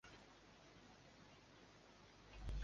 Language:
Kyrgyz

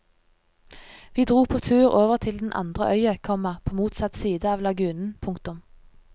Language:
Norwegian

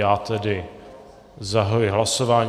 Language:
Czech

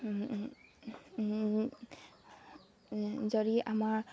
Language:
Assamese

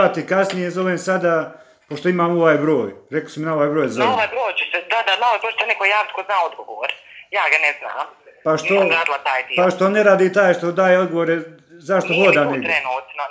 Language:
Croatian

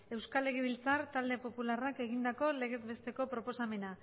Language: Basque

